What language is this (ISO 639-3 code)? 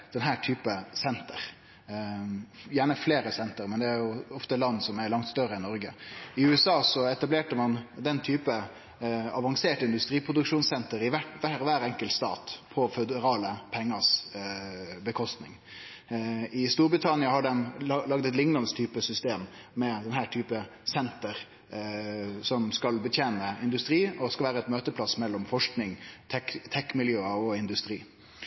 nno